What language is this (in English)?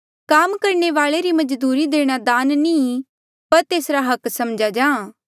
Mandeali